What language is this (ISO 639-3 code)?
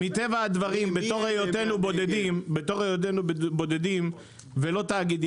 heb